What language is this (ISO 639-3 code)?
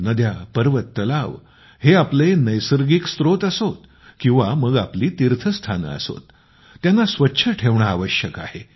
mar